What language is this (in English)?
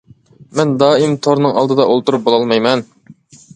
Uyghur